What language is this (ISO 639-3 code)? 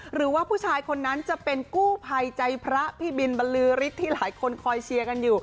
tha